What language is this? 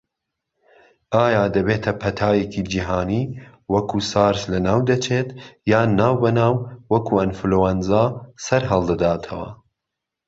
Central Kurdish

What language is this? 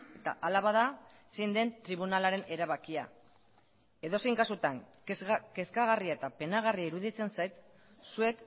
Basque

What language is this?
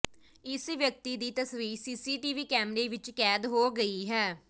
Punjabi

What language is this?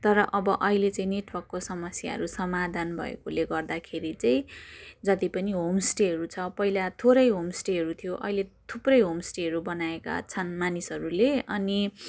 Nepali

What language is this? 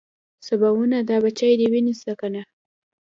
Pashto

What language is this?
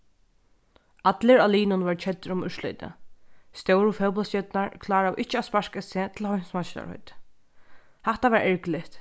Faroese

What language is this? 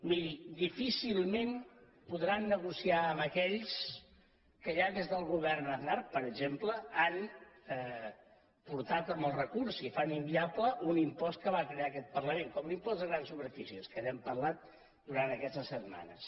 Catalan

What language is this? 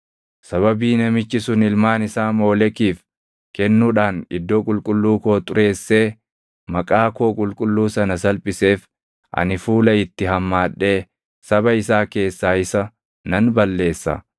Oromo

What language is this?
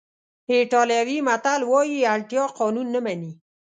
Pashto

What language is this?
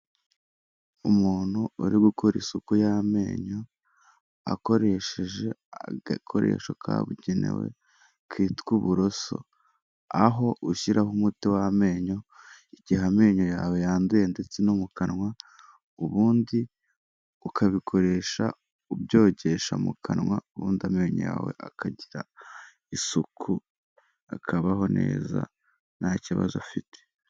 Kinyarwanda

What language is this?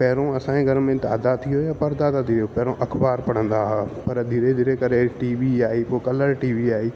Sindhi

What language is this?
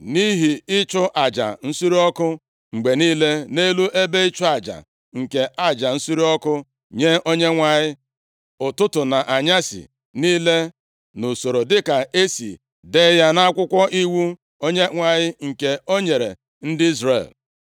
Igbo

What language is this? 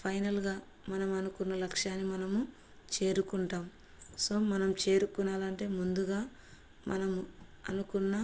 Telugu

